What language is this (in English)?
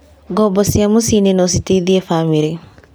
Kikuyu